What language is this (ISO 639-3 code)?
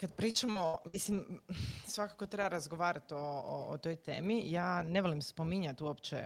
hrv